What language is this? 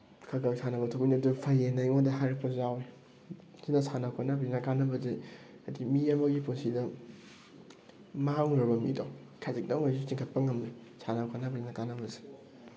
Manipuri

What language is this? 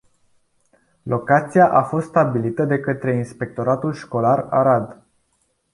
Romanian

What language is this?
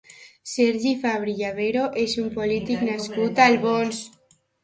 Catalan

